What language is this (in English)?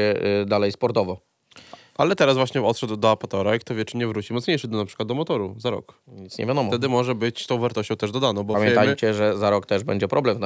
Polish